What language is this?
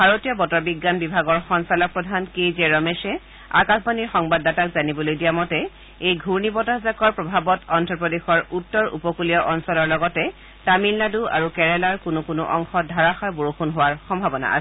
Assamese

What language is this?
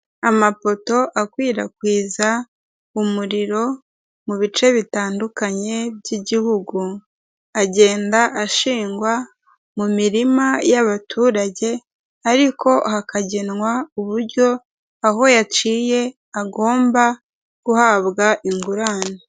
Kinyarwanda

